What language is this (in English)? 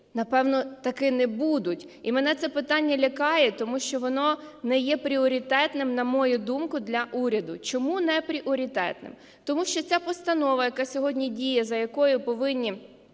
Ukrainian